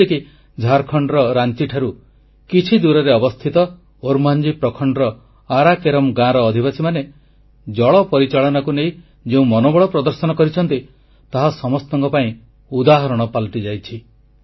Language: Odia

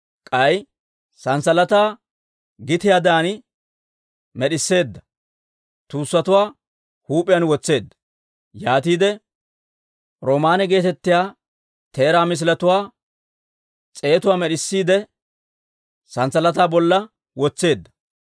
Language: Dawro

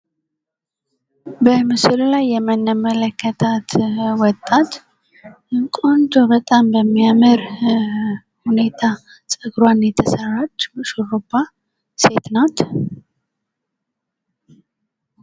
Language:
Amharic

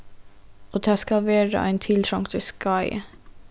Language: Faroese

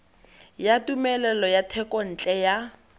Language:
Tswana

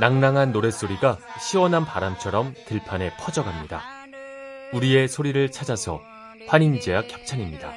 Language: Korean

